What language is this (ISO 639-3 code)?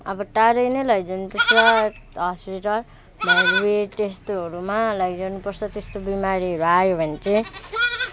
nep